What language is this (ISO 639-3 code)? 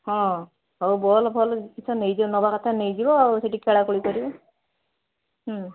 ori